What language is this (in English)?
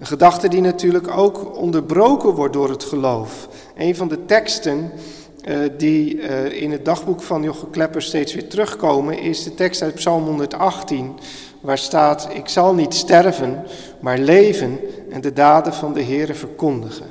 Dutch